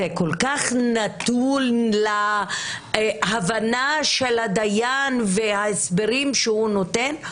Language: Hebrew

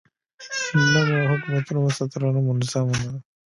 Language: Pashto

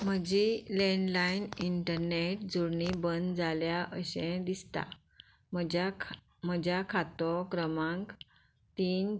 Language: Konkani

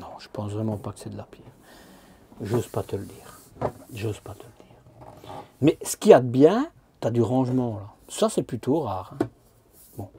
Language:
French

